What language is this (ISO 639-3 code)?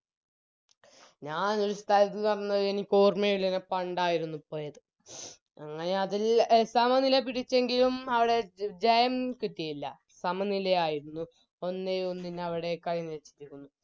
mal